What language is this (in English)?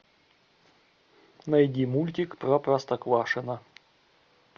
Russian